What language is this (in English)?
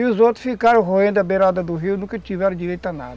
Portuguese